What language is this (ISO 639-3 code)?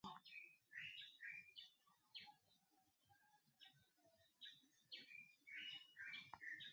mhk